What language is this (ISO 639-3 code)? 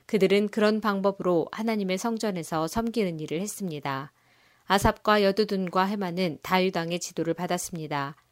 kor